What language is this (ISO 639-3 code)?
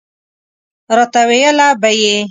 pus